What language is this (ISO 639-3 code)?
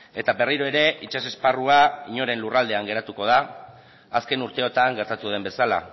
eus